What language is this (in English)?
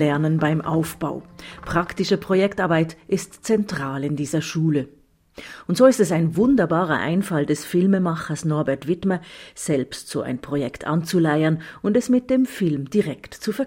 German